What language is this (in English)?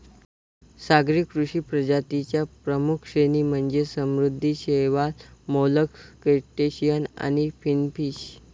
Marathi